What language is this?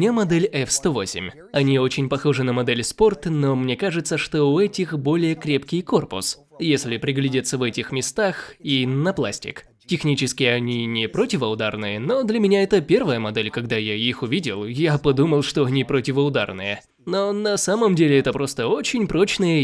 Russian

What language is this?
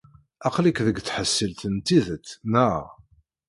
Kabyle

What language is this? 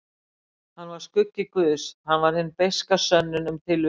Icelandic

